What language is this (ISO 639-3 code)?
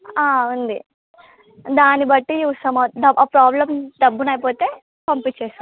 tel